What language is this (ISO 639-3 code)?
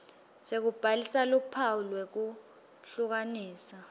ssw